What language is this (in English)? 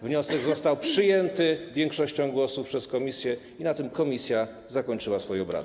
Polish